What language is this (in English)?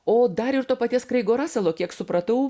Lithuanian